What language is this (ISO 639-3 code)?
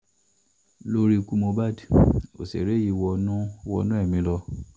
yor